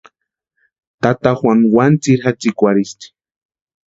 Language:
Western Highland Purepecha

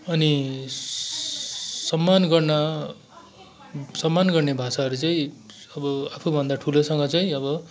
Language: Nepali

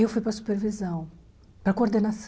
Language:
Portuguese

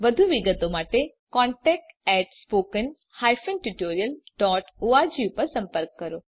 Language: Gujarati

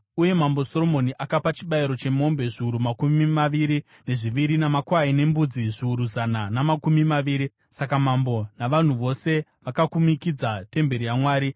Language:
Shona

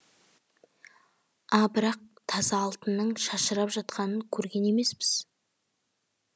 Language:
Kazakh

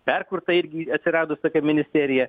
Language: Lithuanian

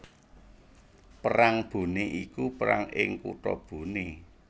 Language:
Javanese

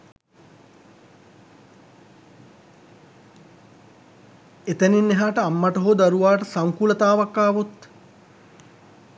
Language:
Sinhala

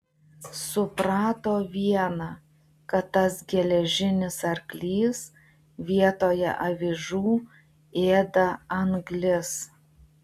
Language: Lithuanian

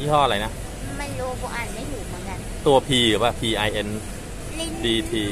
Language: Thai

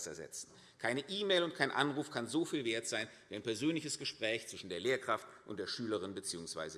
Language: German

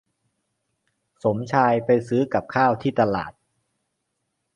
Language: Thai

